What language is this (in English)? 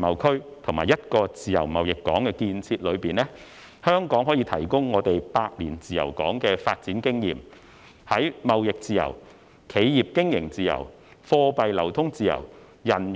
Cantonese